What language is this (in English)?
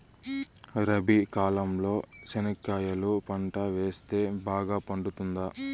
Telugu